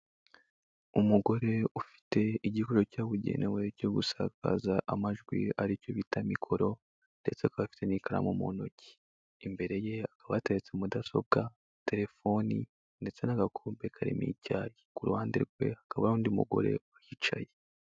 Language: Kinyarwanda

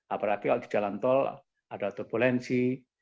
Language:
Indonesian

